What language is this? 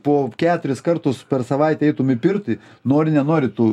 Lithuanian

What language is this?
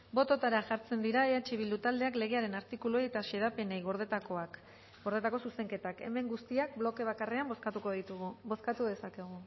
Basque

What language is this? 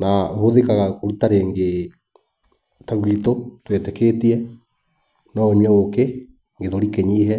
Kikuyu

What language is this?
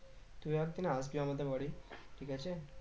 Bangla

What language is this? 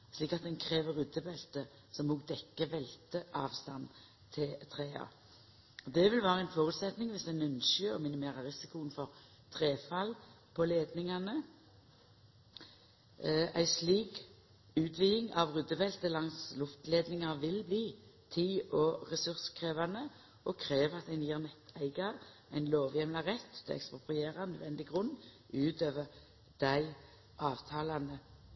Norwegian Nynorsk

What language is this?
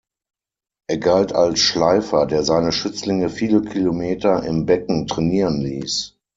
German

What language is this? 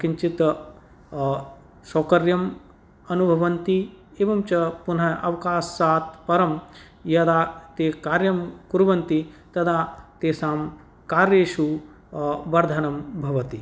Sanskrit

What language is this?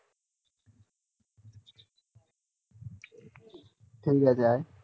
Bangla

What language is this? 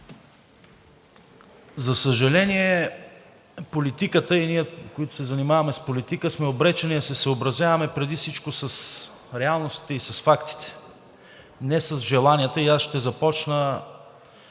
Bulgarian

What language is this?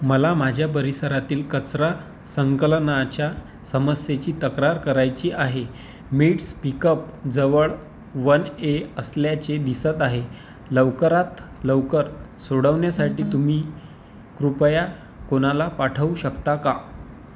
Marathi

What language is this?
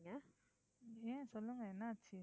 Tamil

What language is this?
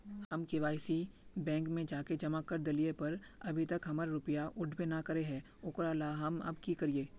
Magahi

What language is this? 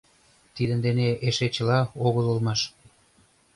Mari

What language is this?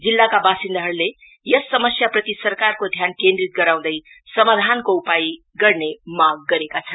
Nepali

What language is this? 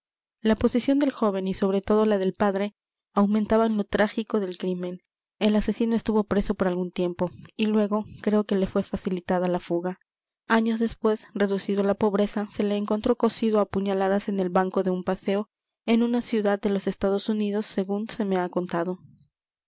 Spanish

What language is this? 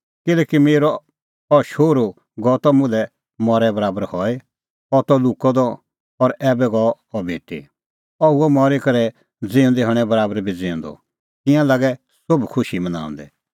Kullu Pahari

